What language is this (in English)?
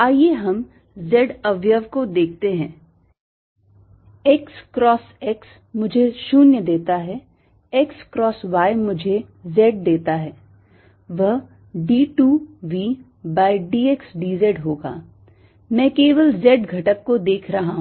Hindi